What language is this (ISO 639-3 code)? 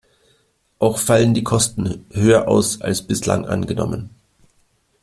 deu